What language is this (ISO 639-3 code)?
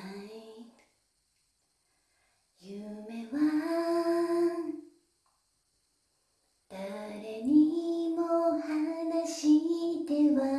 jpn